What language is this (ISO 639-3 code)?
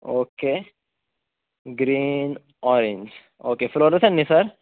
kok